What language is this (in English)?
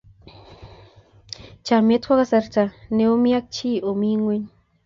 Kalenjin